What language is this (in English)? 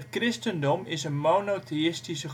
Dutch